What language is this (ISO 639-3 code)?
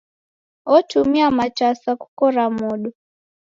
dav